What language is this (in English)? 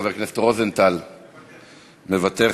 Hebrew